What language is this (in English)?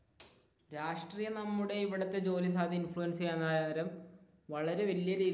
Malayalam